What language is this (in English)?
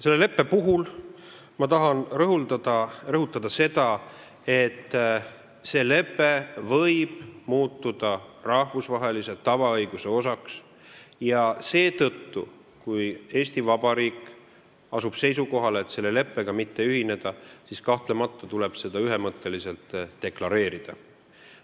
Estonian